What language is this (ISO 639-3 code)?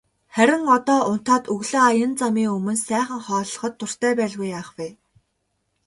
mon